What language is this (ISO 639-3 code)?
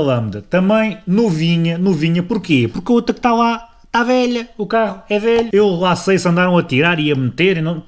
por